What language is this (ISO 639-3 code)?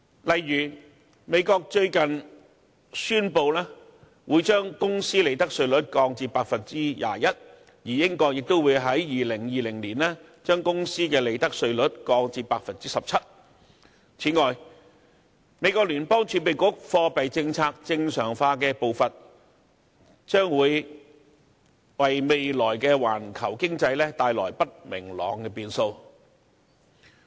yue